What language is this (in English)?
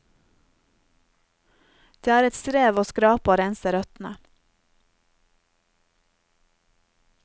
Norwegian